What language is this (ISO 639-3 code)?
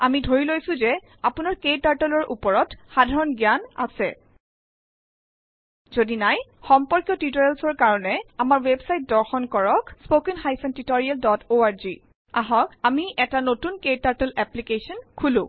asm